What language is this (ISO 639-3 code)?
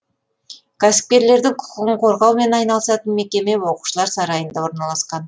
kaz